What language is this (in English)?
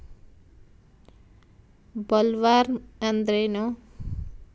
Kannada